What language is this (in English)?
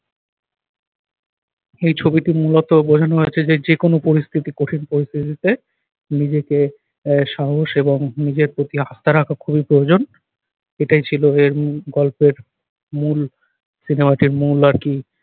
Bangla